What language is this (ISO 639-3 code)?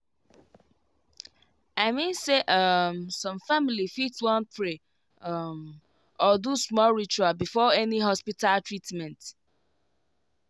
pcm